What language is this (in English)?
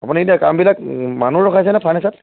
Assamese